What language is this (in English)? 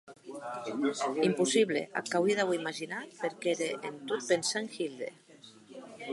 Occitan